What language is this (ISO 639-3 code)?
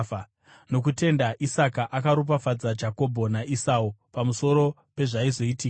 sna